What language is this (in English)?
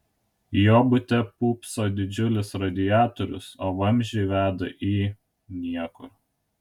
Lithuanian